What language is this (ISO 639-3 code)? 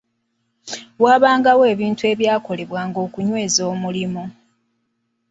lug